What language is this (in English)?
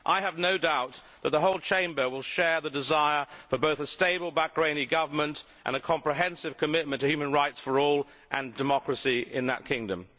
English